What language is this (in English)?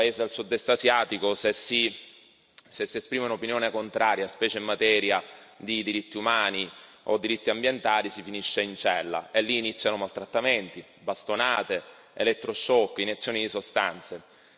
Italian